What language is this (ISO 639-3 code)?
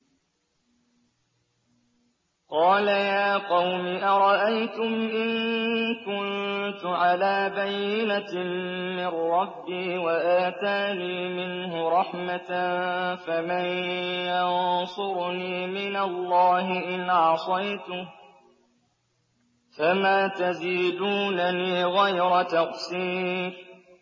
ara